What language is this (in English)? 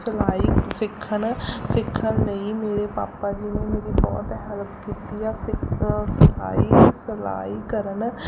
Punjabi